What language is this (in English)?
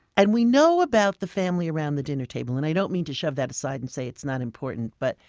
English